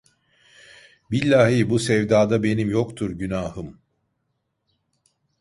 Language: Turkish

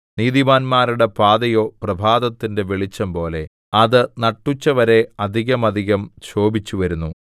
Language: Malayalam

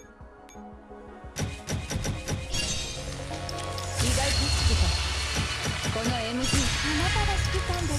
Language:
Japanese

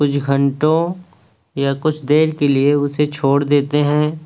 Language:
Urdu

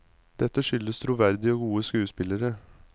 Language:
Norwegian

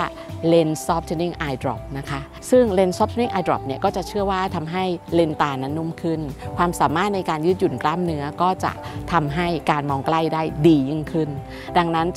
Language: Thai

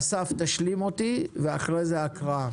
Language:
Hebrew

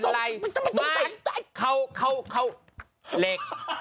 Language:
Thai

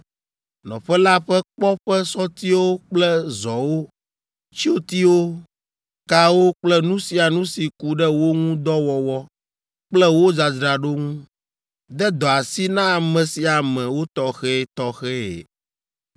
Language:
Ewe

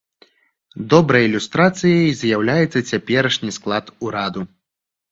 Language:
Belarusian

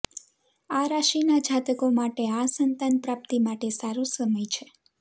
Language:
Gujarati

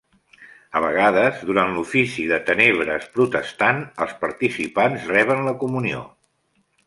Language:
Catalan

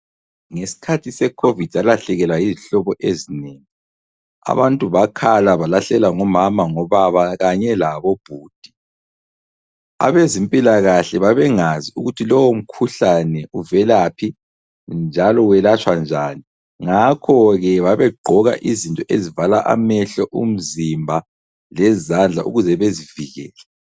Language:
North Ndebele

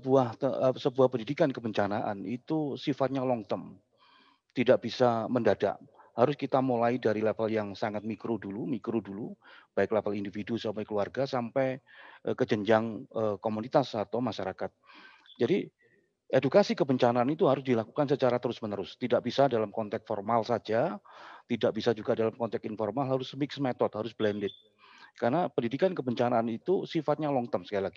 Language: Indonesian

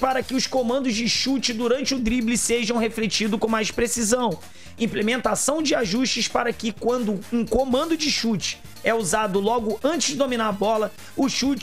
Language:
Portuguese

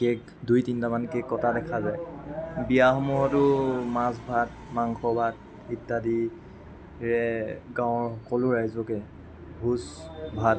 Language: Assamese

